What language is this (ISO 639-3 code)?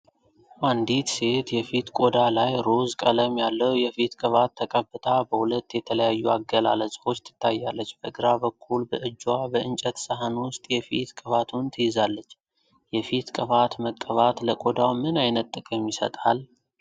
amh